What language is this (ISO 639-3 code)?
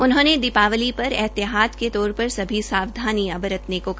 hin